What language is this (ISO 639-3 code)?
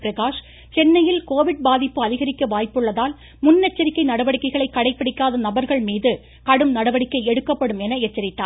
tam